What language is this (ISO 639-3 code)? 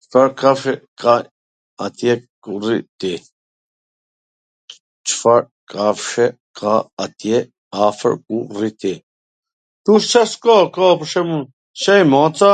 aln